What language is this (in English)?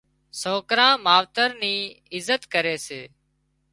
Wadiyara Koli